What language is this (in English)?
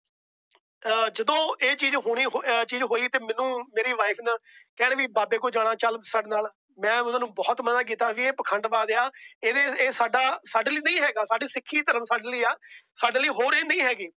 Punjabi